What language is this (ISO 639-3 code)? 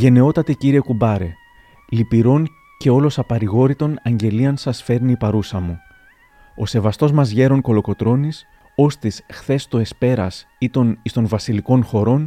ell